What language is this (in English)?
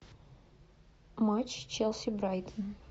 Russian